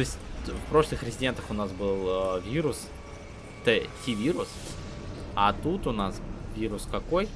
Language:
Russian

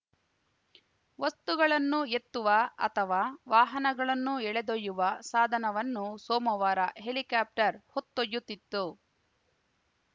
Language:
Kannada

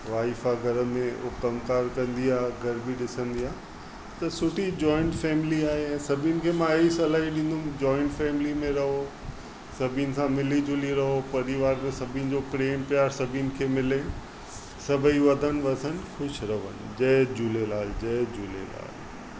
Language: Sindhi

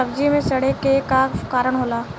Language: Bhojpuri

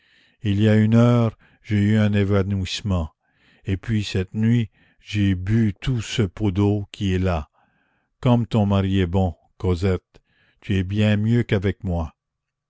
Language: French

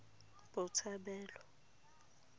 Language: Tswana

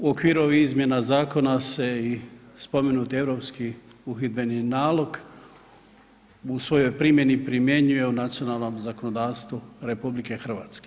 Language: Croatian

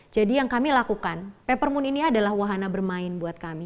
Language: Indonesian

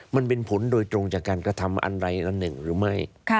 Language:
Thai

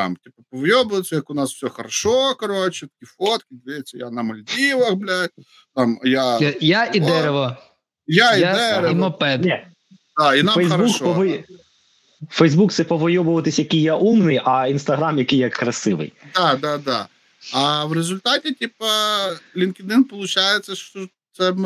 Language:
Ukrainian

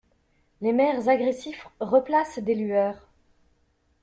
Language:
French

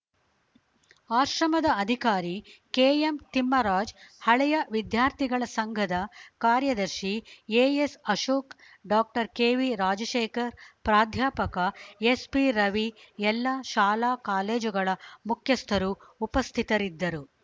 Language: Kannada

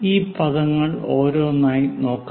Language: Malayalam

